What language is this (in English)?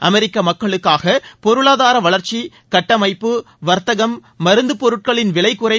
Tamil